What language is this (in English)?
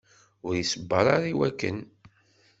Kabyle